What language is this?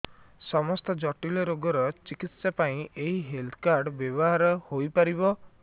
Odia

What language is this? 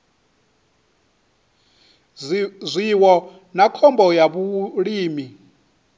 Venda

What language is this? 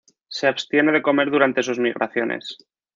Spanish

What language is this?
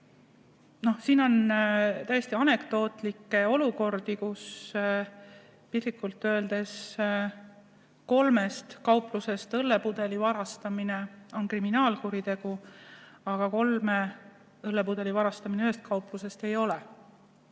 Estonian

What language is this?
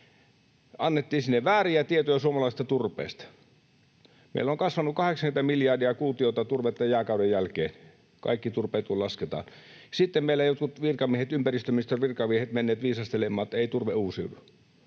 Finnish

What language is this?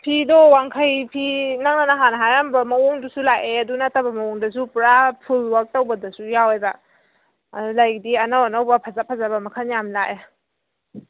Manipuri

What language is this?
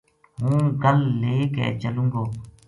Gujari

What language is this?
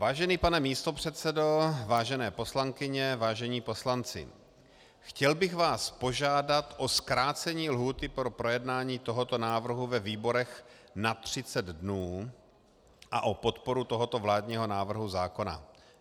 Czech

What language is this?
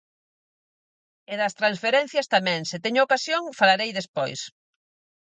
Galician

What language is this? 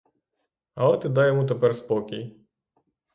Ukrainian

